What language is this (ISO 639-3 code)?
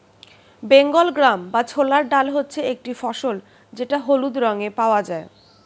ben